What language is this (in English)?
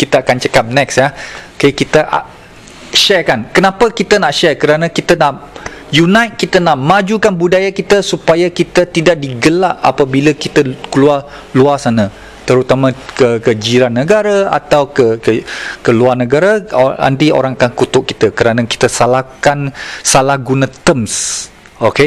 Malay